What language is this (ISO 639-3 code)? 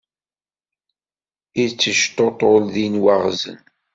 kab